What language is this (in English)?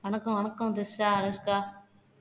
Tamil